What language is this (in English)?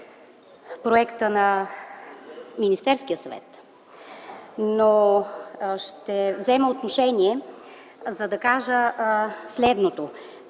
Bulgarian